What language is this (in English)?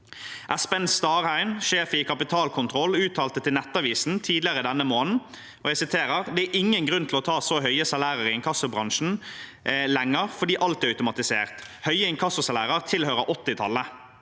Norwegian